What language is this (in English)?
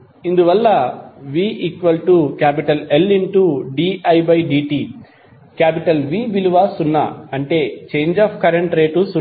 Telugu